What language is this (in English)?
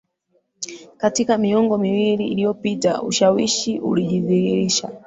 Swahili